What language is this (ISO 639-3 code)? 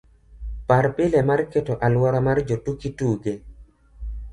luo